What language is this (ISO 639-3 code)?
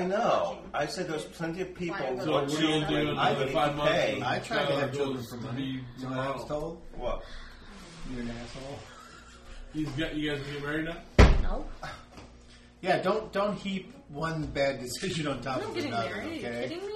eng